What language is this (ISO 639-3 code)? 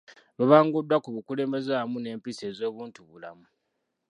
lug